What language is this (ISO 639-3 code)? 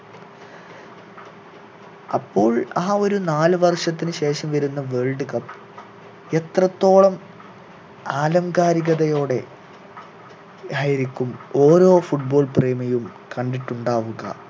mal